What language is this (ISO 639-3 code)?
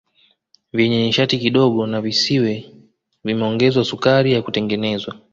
swa